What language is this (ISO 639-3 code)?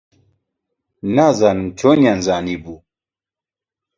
ckb